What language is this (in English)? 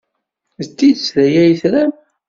Kabyle